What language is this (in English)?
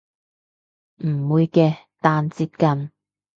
Cantonese